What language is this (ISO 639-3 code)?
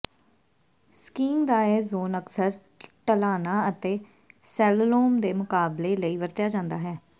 pan